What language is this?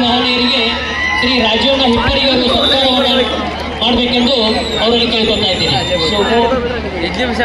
Arabic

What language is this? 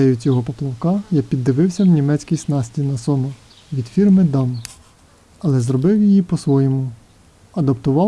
Russian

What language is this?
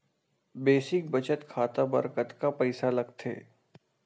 Chhattisgarhi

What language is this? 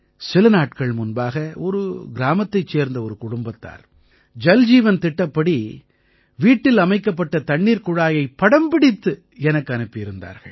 Tamil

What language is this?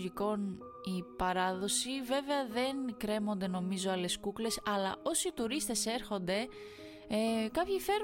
Greek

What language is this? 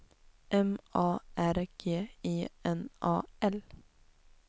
Swedish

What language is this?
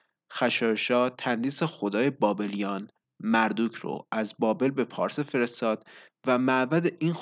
Persian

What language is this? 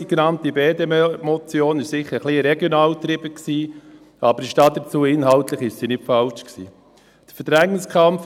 Swiss German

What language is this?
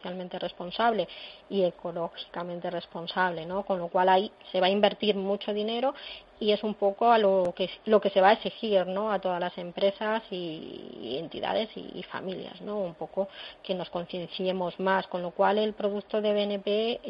Spanish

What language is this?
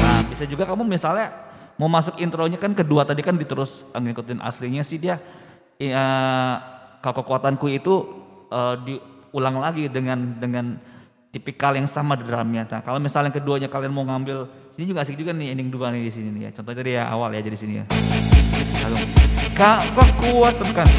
Indonesian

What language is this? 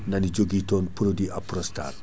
Fula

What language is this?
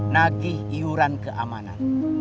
Indonesian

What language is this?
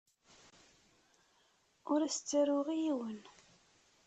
Kabyle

